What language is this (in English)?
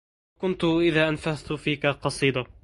Arabic